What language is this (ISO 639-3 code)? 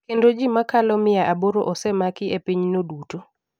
luo